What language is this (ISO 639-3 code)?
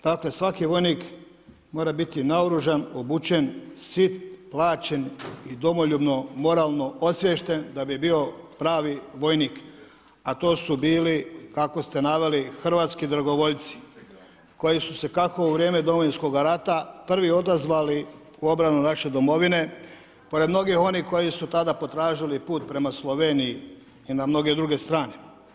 hrv